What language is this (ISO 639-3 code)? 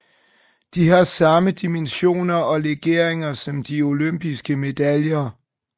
dan